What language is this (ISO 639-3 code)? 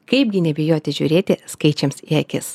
lit